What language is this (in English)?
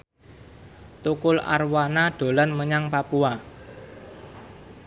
Javanese